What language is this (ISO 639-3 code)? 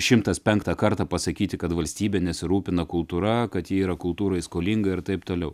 lit